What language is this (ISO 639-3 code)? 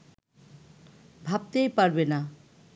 ben